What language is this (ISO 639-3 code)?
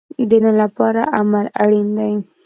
pus